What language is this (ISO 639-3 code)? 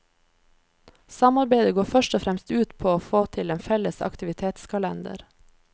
nor